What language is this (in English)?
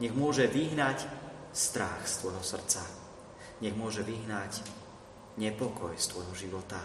Slovak